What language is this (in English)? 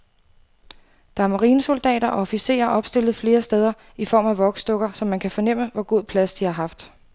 Danish